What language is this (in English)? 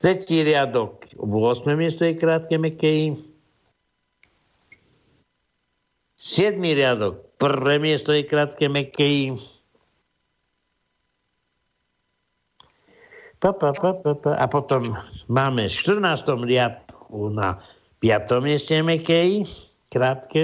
Slovak